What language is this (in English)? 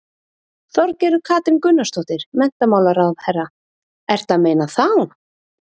Icelandic